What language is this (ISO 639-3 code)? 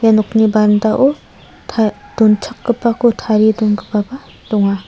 grt